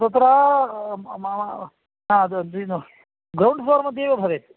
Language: Sanskrit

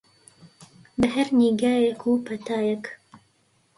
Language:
Central Kurdish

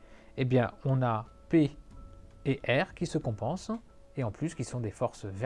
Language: French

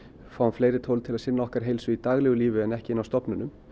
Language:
Icelandic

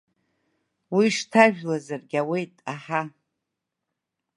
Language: Abkhazian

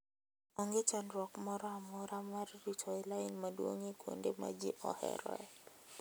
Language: Luo (Kenya and Tanzania)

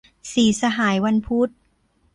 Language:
Thai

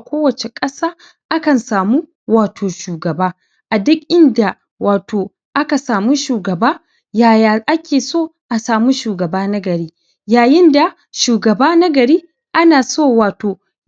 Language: Hausa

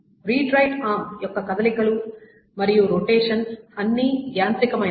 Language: Telugu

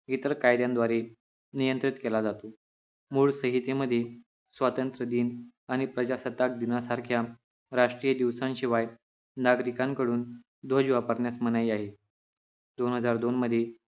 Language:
Marathi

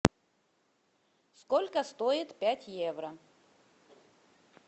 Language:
Russian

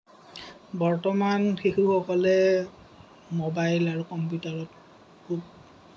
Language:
Assamese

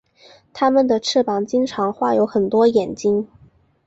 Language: Chinese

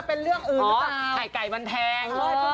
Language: Thai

